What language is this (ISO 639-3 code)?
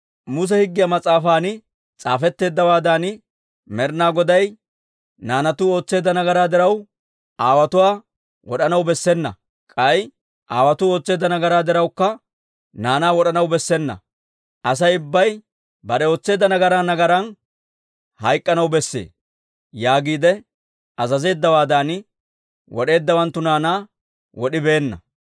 dwr